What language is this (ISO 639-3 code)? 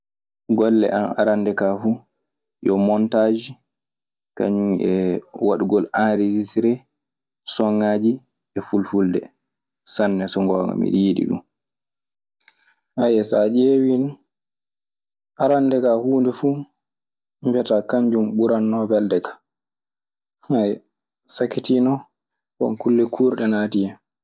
ffm